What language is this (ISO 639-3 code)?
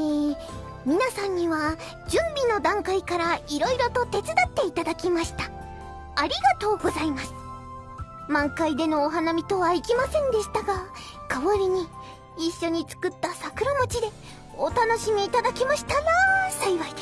jpn